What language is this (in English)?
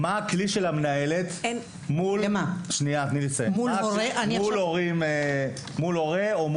Hebrew